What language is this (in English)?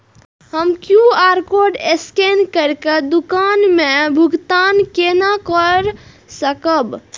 Maithili